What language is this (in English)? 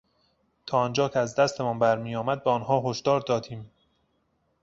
Persian